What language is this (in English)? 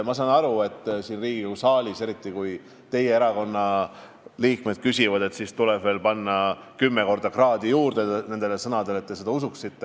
Estonian